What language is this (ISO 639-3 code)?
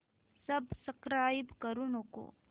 mar